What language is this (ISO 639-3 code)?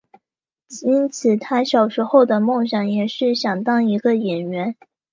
zho